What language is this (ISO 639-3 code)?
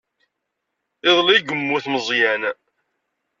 kab